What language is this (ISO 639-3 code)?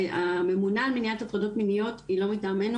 heb